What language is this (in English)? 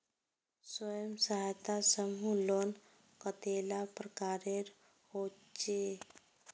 Magahi